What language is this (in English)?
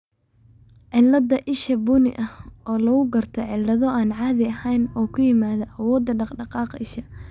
Somali